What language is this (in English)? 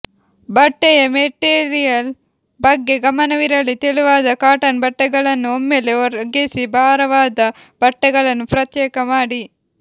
Kannada